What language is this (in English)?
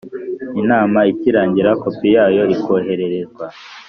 Kinyarwanda